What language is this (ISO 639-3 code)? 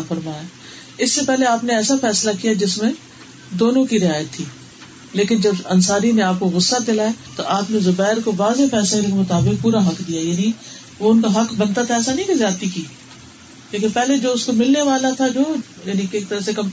urd